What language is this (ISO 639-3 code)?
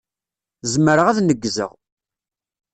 kab